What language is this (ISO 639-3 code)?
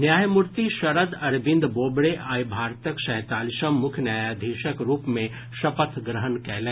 mai